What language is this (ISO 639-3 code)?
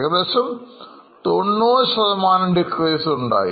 mal